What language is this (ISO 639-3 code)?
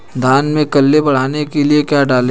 hin